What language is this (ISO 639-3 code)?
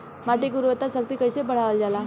bho